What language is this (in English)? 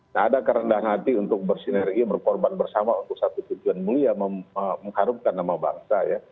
Indonesian